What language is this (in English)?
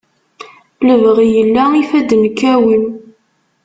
Kabyle